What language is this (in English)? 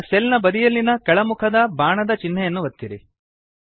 Kannada